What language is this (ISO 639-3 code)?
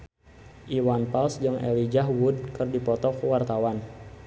sun